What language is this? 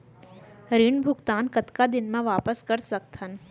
Chhattisgarhi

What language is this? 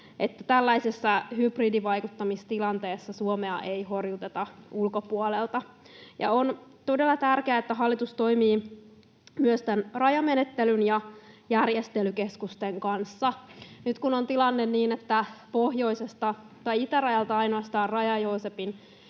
Finnish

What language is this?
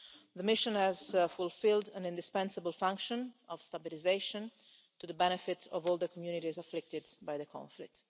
English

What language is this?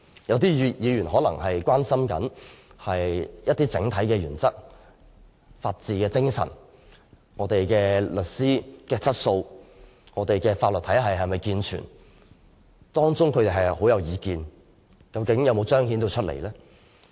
Cantonese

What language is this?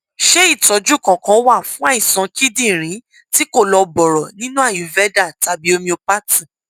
Yoruba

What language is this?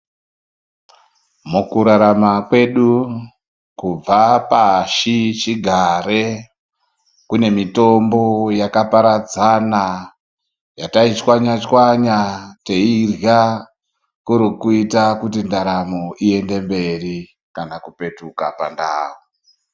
Ndau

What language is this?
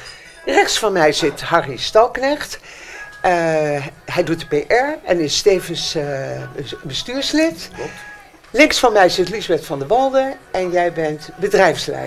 Dutch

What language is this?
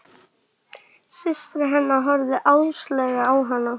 Icelandic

